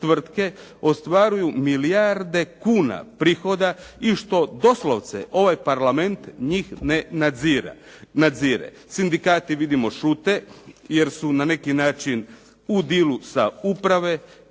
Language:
Croatian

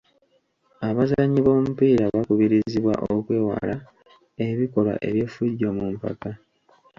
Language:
Ganda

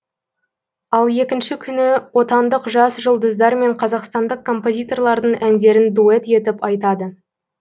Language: Kazakh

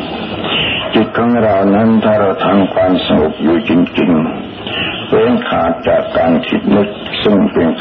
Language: Thai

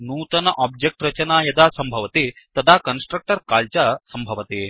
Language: Sanskrit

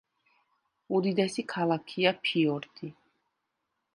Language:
Georgian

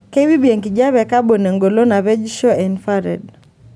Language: Masai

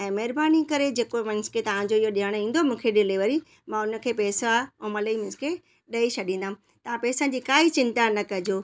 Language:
Sindhi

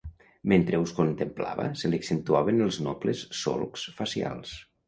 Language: Catalan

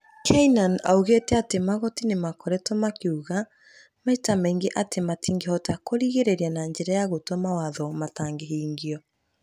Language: Kikuyu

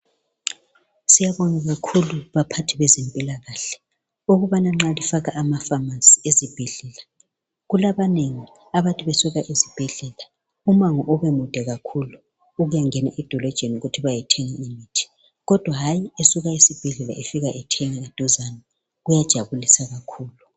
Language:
North Ndebele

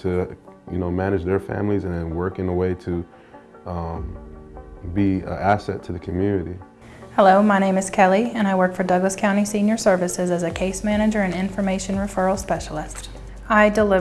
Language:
English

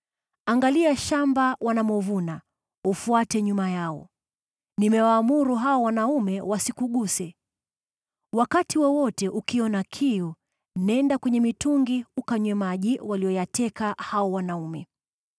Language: Swahili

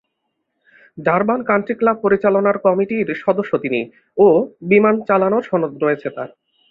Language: Bangla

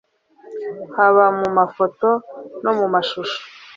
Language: Kinyarwanda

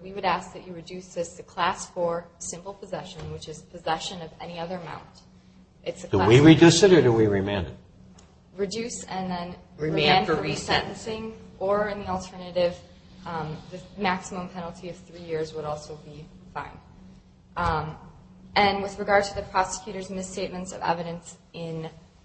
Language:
English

